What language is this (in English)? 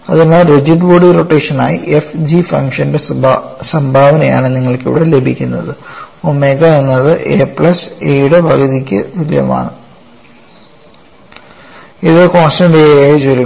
Malayalam